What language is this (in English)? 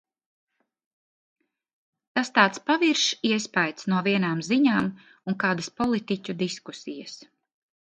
Latvian